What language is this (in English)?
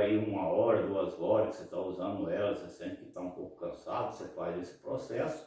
Portuguese